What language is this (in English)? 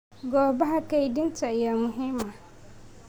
Somali